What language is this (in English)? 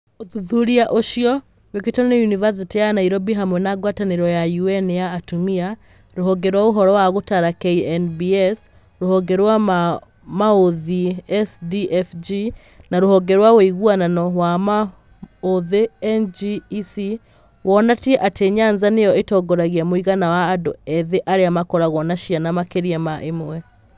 Kikuyu